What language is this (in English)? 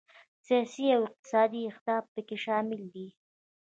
Pashto